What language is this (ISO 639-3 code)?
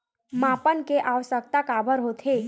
hne